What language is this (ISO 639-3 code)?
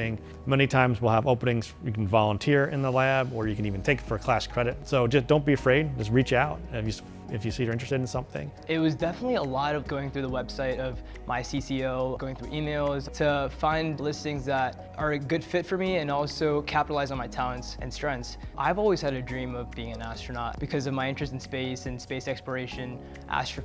eng